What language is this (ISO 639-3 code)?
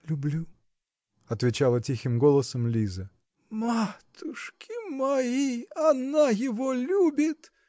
rus